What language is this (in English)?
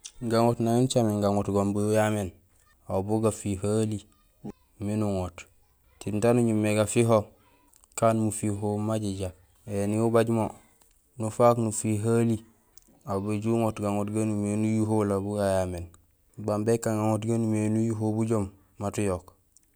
Gusilay